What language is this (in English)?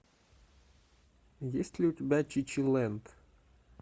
Russian